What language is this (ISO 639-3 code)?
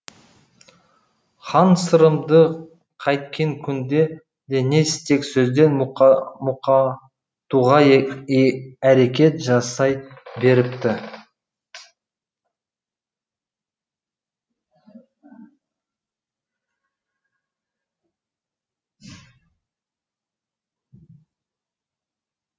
kaz